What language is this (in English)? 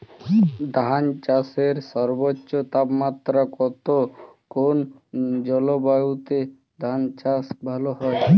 Bangla